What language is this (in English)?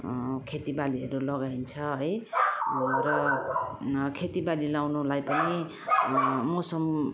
Nepali